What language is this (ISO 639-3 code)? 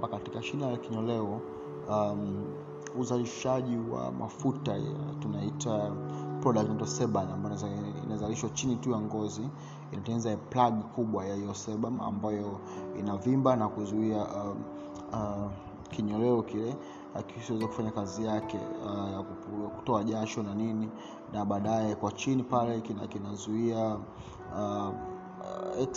swa